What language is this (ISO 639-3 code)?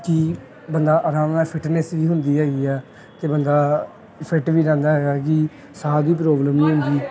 pan